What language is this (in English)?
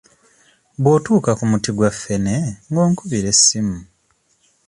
Ganda